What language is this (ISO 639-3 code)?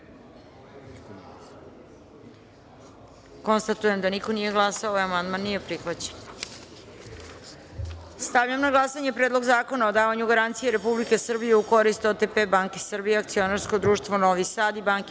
srp